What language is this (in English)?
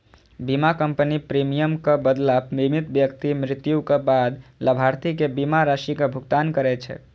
Maithili